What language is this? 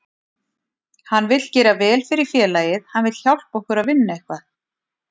Icelandic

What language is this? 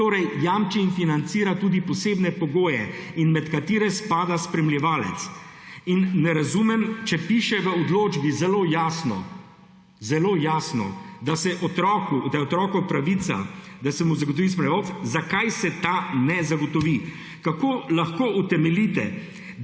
Slovenian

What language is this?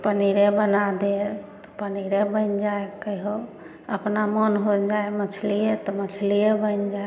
Maithili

